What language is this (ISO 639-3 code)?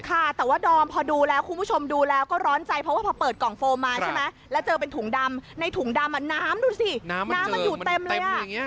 tha